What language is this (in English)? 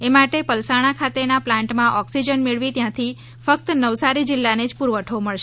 Gujarati